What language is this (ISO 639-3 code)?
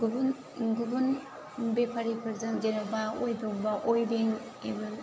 brx